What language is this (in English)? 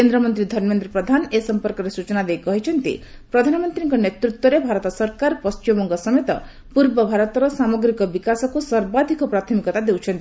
Odia